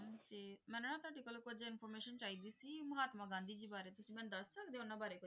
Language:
Punjabi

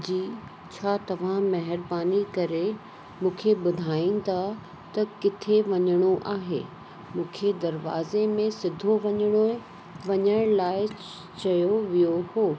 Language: Sindhi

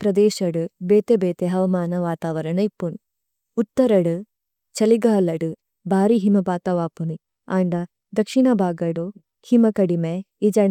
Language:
Tulu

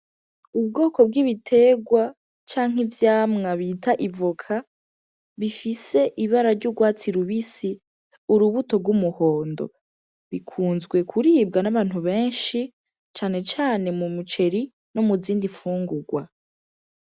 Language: Rundi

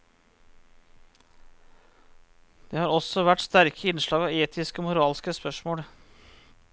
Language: Norwegian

